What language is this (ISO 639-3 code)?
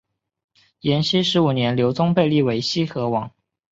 zho